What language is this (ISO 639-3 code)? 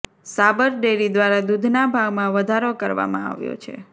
guj